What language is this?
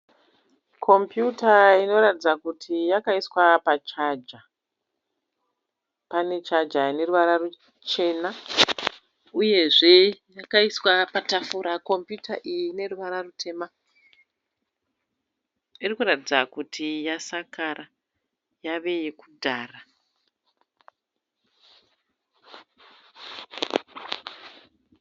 Shona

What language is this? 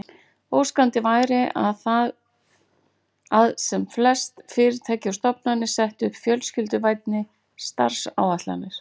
Icelandic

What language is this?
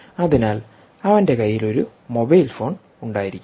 Malayalam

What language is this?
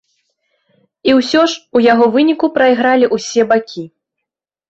Belarusian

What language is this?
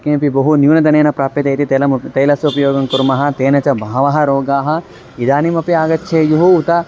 Sanskrit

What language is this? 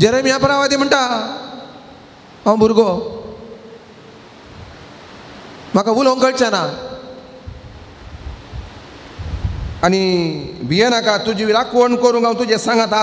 Romanian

